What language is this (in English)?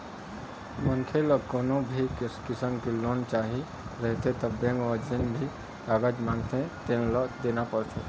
Chhattisgarhi